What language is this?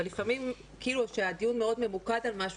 Hebrew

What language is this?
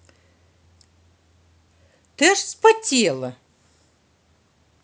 Russian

